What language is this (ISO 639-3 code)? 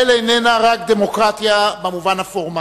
heb